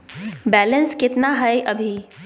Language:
Magahi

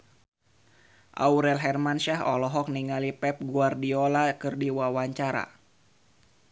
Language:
Sundanese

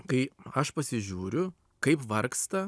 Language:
Lithuanian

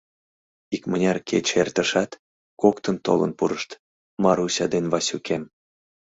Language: Mari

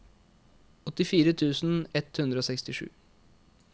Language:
Norwegian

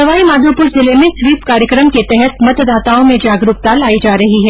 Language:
Hindi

